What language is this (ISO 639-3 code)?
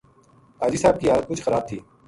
gju